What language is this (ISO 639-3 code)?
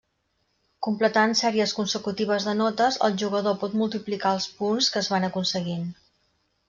cat